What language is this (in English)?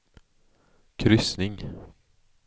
Swedish